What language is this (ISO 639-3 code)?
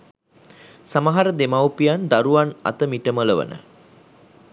sin